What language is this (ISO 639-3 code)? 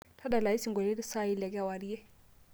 mas